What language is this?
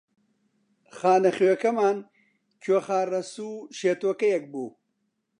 Central Kurdish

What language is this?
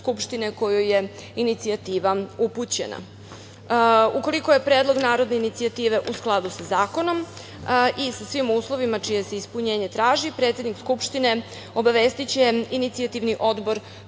Serbian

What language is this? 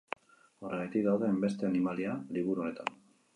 Basque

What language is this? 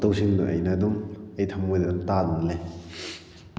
Manipuri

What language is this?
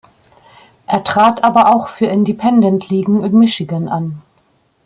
German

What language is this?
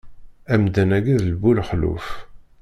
Kabyle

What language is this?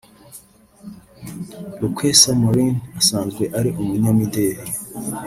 Kinyarwanda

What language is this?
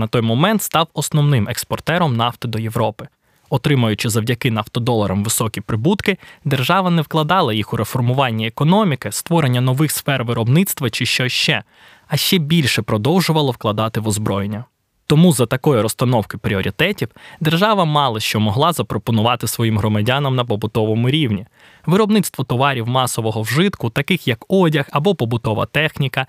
Ukrainian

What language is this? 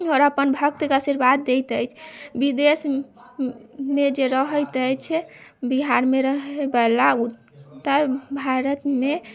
Maithili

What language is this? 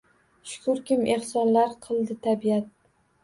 Uzbek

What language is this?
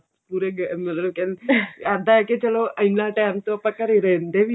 Punjabi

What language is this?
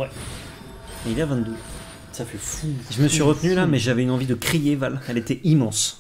French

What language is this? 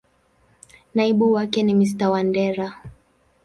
Swahili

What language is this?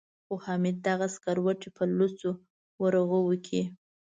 Pashto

